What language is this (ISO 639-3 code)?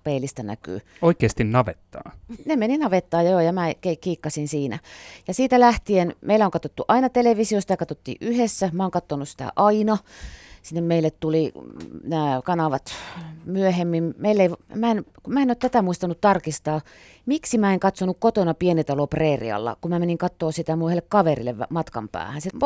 fin